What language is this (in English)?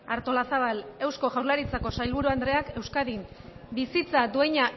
Basque